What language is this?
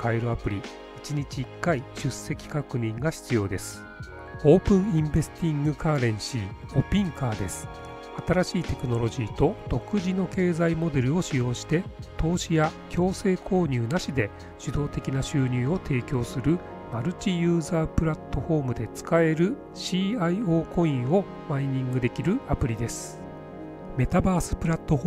Japanese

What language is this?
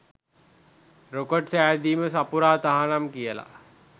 Sinhala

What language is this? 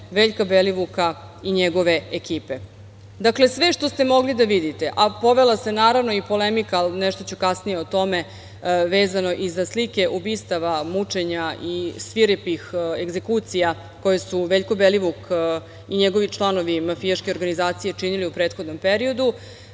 Serbian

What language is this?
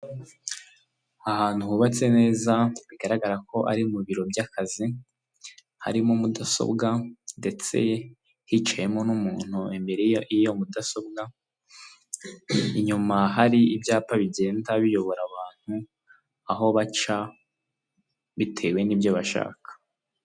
Kinyarwanda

